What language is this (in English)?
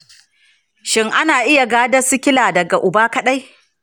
Hausa